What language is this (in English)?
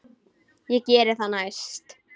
Icelandic